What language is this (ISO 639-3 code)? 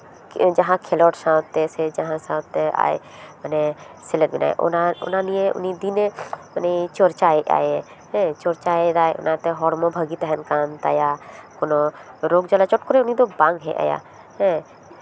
sat